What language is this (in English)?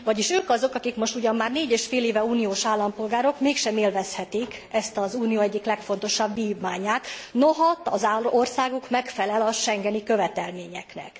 Hungarian